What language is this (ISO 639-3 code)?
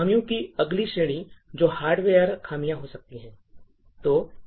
hin